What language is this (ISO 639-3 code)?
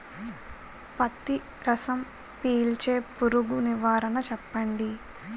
tel